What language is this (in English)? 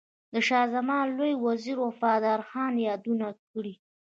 Pashto